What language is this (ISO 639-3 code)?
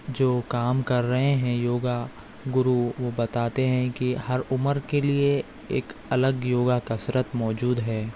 urd